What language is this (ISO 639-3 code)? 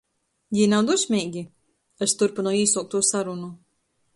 ltg